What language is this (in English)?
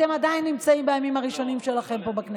Hebrew